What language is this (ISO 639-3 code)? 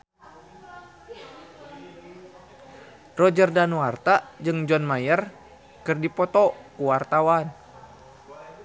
sun